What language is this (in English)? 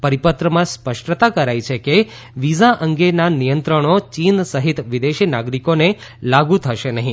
Gujarati